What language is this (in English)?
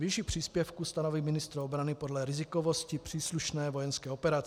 Czech